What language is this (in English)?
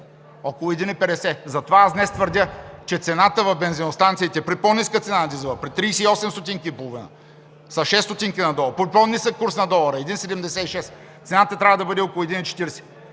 Bulgarian